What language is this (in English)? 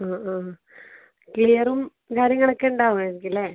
Malayalam